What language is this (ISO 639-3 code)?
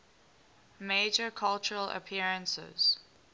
eng